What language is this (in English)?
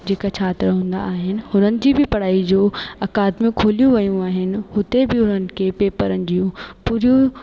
Sindhi